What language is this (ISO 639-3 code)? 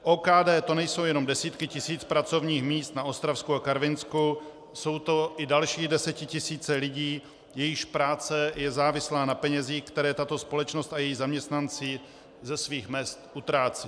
ces